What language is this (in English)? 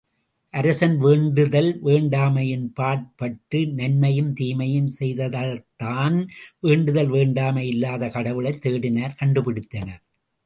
Tamil